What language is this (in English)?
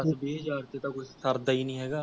Punjabi